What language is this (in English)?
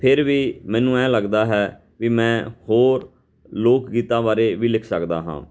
Punjabi